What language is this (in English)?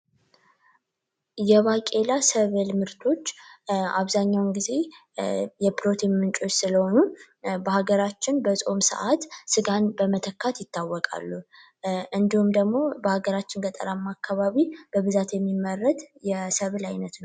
Amharic